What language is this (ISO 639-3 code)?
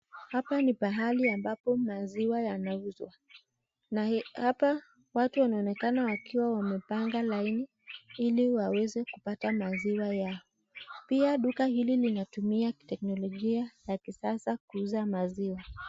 swa